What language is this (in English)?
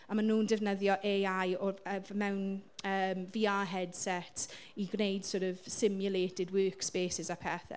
Welsh